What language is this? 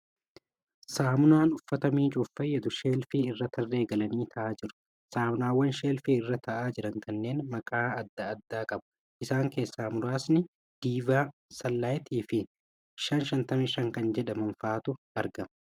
Oromo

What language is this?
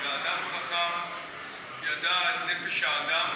Hebrew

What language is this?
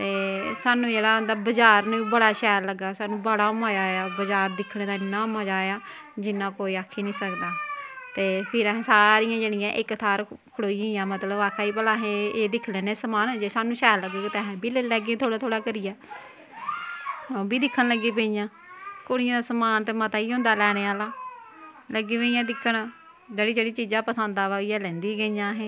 Dogri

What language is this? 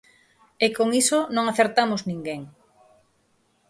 Galician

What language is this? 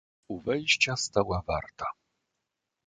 Polish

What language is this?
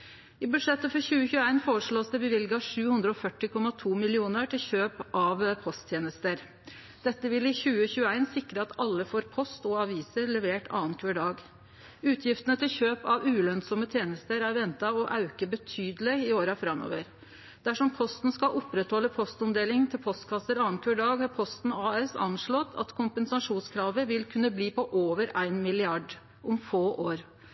Norwegian Nynorsk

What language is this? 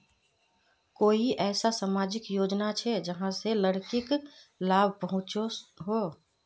Magahi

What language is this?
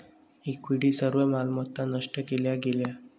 Marathi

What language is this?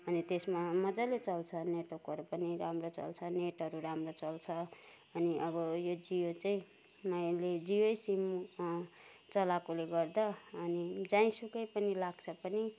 Nepali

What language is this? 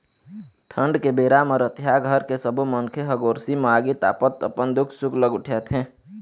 Chhattisgarhi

